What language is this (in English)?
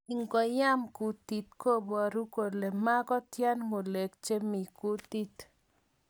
Kalenjin